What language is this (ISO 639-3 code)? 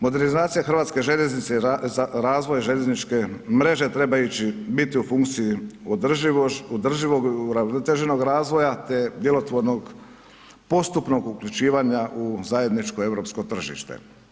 hrv